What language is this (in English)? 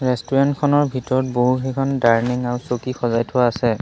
Assamese